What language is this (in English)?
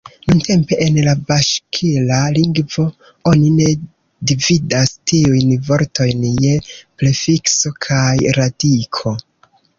Esperanto